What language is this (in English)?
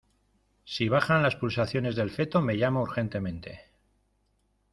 Spanish